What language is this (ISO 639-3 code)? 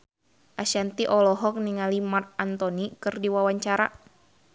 sun